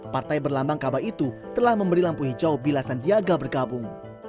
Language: Indonesian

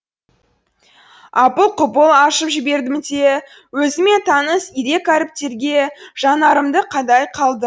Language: Kazakh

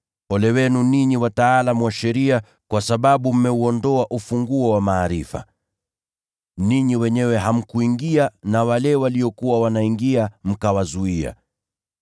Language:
Swahili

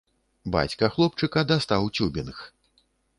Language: Belarusian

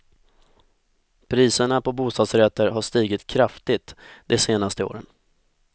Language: Swedish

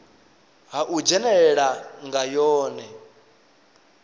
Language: Venda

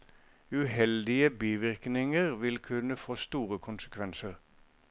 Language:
Norwegian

